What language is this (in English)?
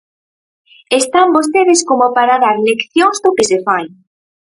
Galician